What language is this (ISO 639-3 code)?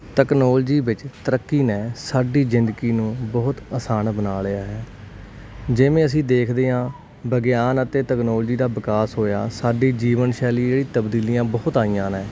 pan